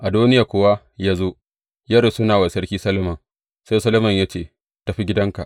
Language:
Hausa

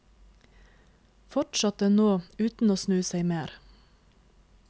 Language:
Norwegian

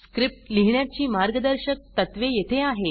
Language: Marathi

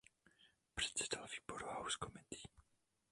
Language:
Czech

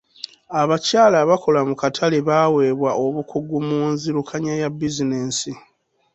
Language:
Ganda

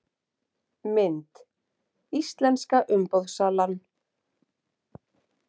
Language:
Icelandic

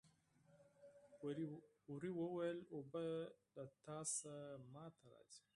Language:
Pashto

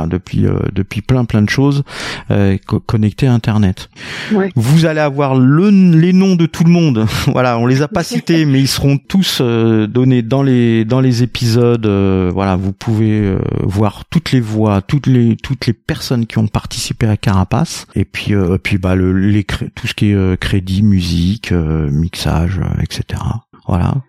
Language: French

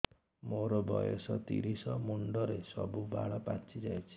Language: Odia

